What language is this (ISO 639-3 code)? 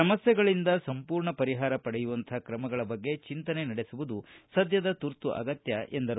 kan